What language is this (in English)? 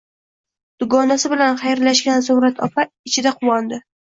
Uzbek